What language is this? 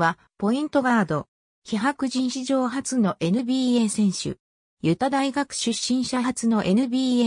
Japanese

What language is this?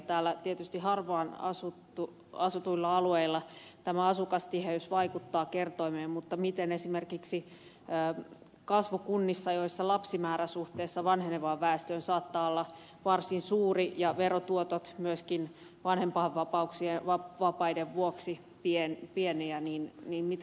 Finnish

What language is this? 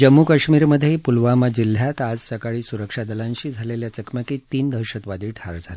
Marathi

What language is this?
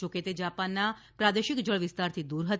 Gujarati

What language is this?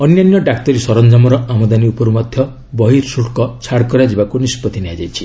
Odia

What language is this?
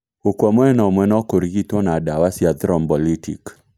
Kikuyu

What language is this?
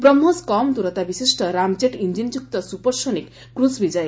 Odia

